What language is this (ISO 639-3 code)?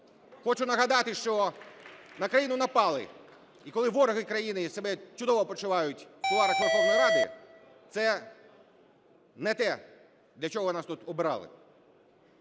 ukr